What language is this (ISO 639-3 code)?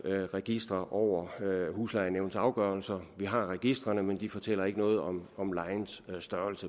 dan